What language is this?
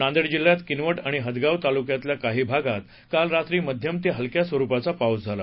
Marathi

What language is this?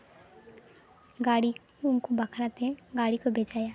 Santali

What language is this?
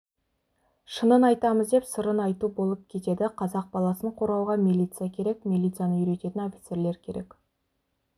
Kazakh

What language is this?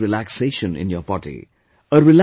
English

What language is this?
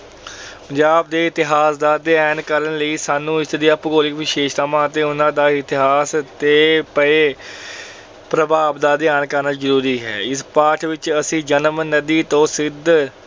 Punjabi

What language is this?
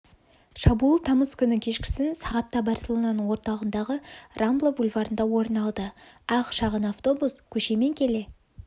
Kazakh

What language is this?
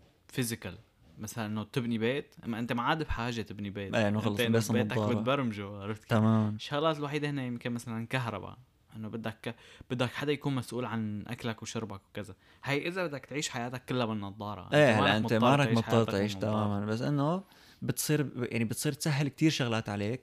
Arabic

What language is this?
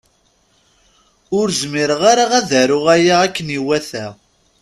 Kabyle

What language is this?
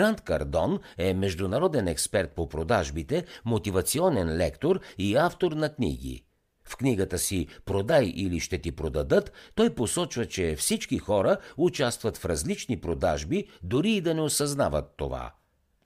Bulgarian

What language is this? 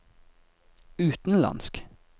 Norwegian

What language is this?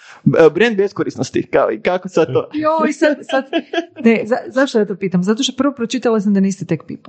Croatian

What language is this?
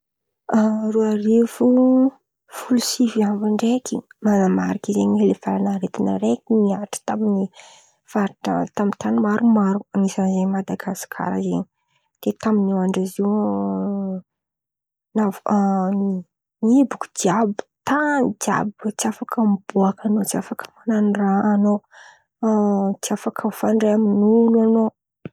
Antankarana Malagasy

